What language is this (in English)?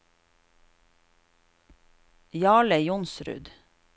Norwegian